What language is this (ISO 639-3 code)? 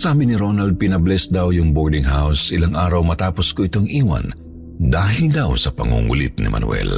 fil